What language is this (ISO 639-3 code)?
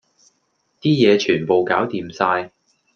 yue